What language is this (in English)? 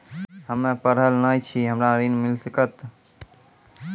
Maithili